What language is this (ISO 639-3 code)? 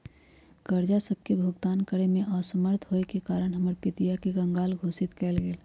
mag